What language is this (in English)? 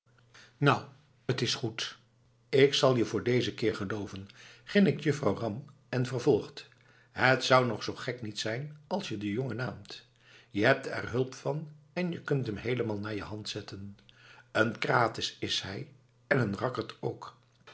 Dutch